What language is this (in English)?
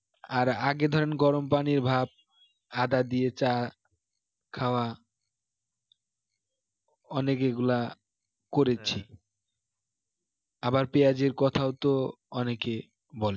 Bangla